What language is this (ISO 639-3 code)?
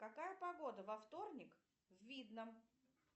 rus